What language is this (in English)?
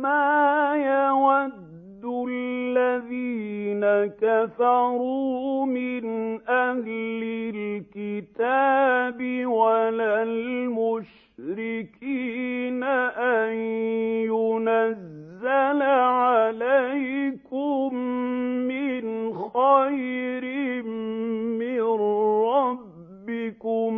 Arabic